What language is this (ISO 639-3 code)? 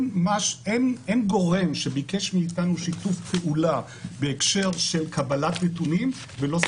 heb